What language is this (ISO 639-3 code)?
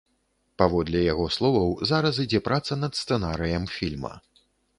bel